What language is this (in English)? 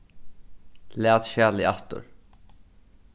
Faroese